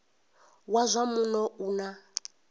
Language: Venda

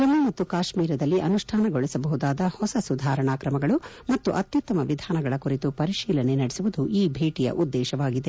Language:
Kannada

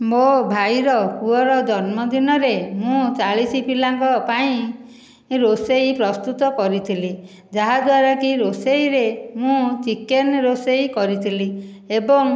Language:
Odia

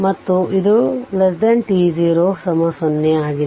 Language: Kannada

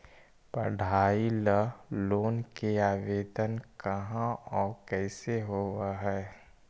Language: Magahi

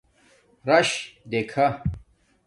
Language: Domaaki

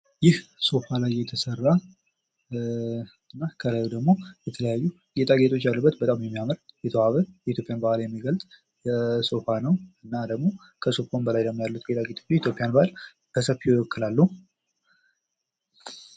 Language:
Amharic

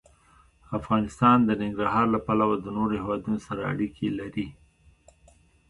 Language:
Pashto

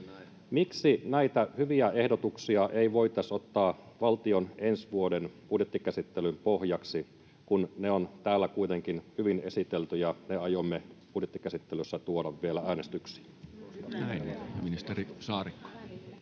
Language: Finnish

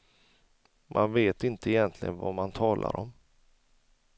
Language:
Swedish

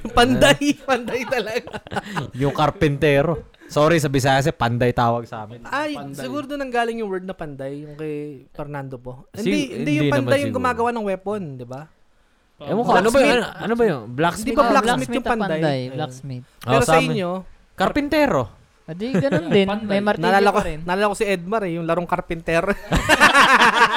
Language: Filipino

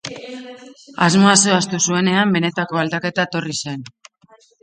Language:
Basque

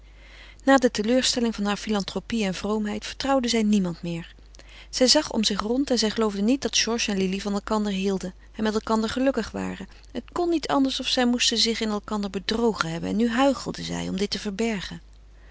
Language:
Dutch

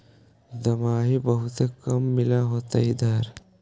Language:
Magahi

